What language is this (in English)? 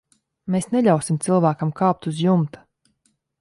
Latvian